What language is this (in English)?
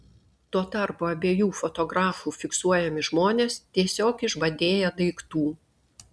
Lithuanian